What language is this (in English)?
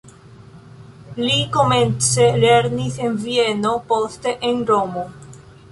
Esperanto